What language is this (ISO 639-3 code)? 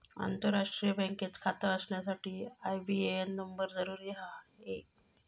mar